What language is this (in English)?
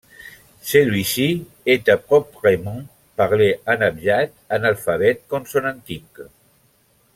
French